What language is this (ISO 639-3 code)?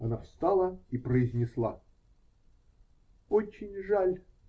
rus